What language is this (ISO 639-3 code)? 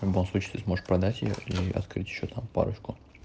rus